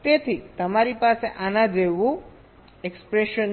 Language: Gujarati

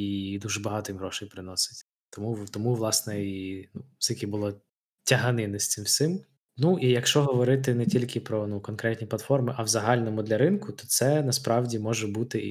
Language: Ukrainian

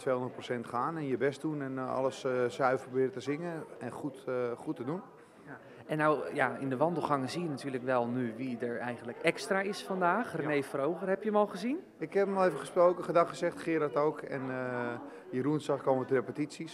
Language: Dutch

